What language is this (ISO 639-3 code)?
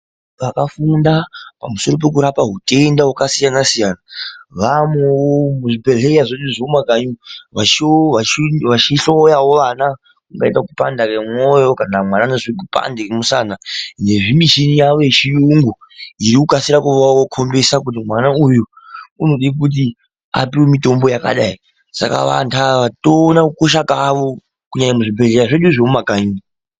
ndc